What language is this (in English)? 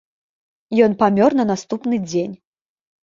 Belarusian